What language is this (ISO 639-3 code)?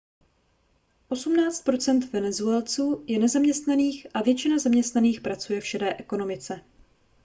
ces